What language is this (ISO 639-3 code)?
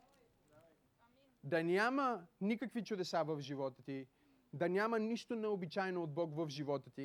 bul